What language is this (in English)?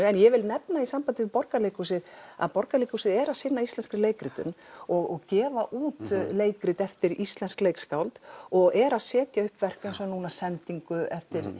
Icelandic